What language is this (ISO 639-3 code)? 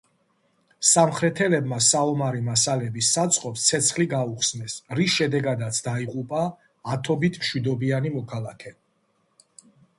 kat